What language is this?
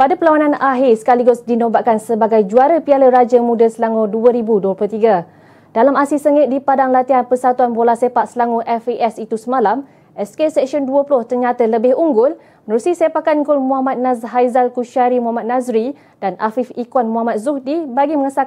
Malay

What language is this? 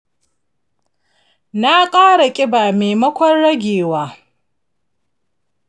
Hausa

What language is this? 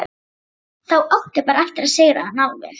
Icelandic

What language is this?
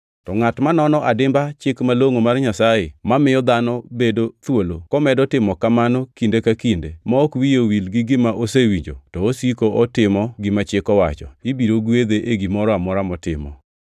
Luo (Kenya and Tanzania)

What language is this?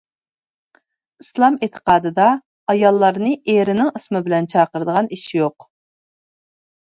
Uyghur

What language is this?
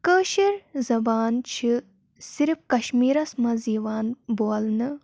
Kashmiri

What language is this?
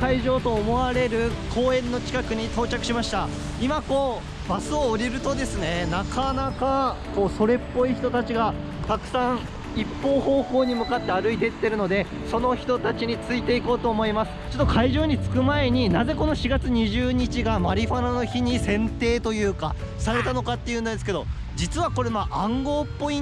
Japanese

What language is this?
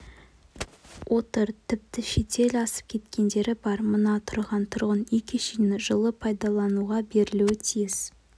Kazakh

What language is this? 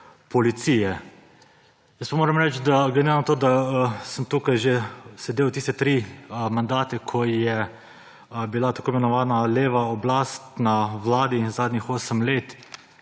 Slovenian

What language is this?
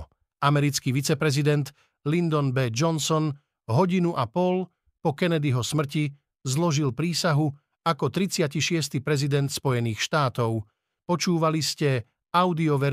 Slovak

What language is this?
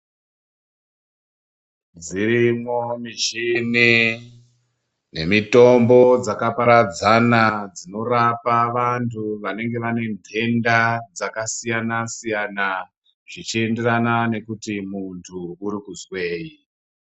Ndau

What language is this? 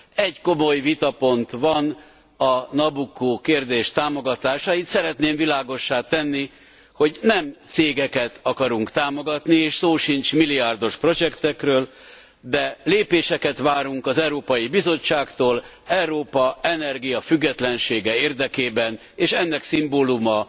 Hungarian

